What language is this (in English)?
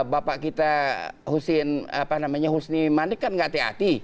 Indonesian